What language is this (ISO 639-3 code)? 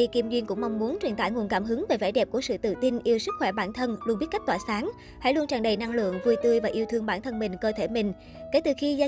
vie